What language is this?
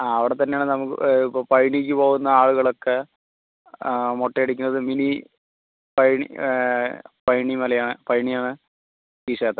Malayalam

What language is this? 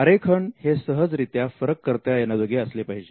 Marathi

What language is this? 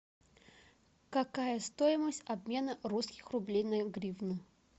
Russian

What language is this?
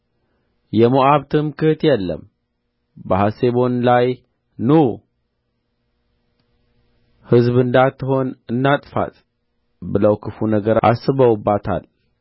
Amharic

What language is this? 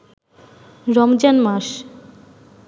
Bangla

